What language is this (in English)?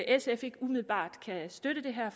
Danish